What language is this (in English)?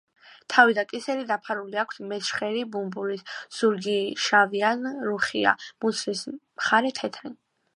Georgian